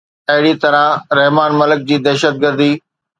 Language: Sindhi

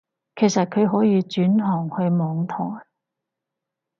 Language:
Cantonese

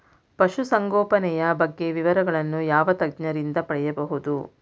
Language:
Kannada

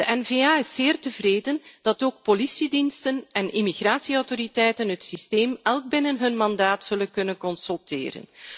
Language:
Dutch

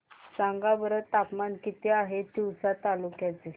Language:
Marathi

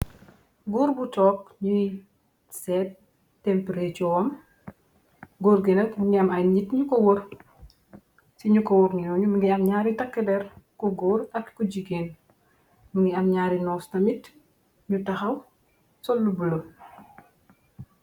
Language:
Wolof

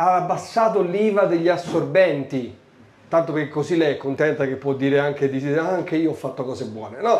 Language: Italian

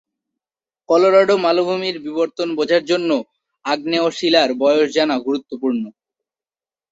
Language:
Bangla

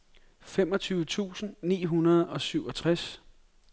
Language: Danish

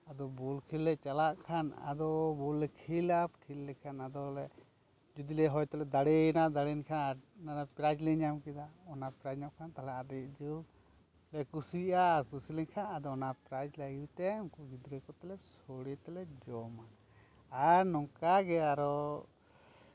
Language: Santali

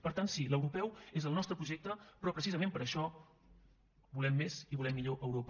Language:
Catalan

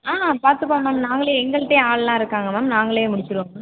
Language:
Tamil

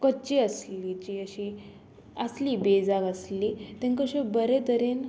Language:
Konkani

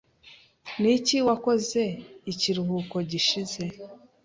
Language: Kinyarwanda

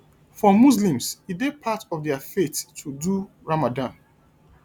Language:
Nigerian Pidgin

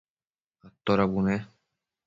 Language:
Matsés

